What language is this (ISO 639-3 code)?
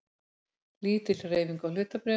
isl